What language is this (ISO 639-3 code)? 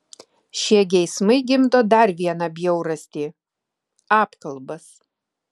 lit